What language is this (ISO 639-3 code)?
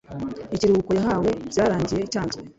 kin